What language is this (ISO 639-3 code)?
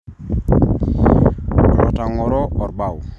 mas